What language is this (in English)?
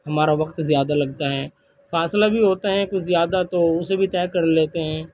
Urdu